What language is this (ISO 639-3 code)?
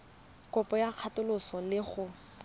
tsn